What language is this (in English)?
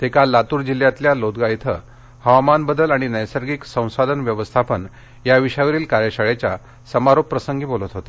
Marathi